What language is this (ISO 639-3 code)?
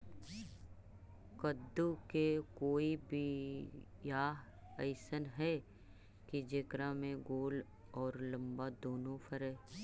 mag